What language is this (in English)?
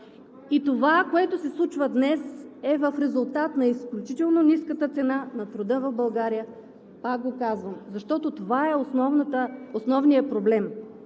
Bulgarian